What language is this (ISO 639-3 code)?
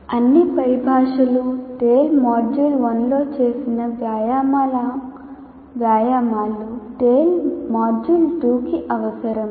tel